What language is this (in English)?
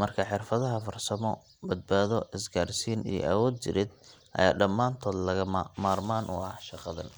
Somali